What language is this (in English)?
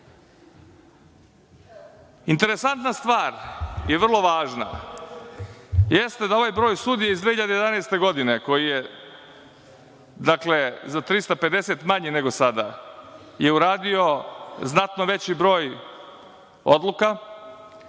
Serbian